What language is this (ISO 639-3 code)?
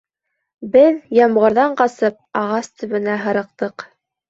bak